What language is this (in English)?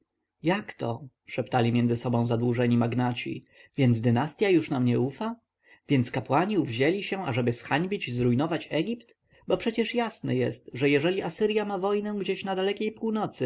Polish